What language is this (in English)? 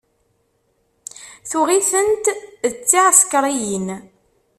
Kabyle